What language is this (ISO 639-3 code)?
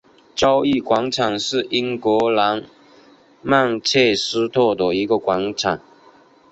zho